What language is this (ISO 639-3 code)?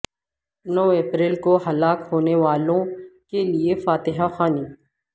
urd